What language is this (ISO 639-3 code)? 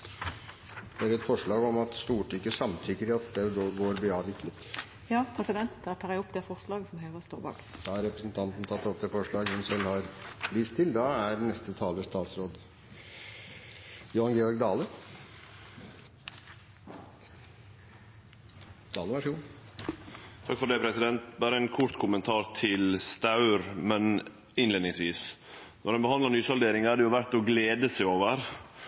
nor